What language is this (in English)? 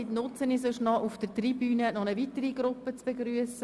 Swiss German